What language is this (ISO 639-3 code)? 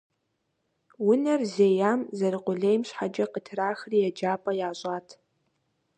kbd